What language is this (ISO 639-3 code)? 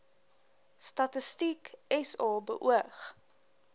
afr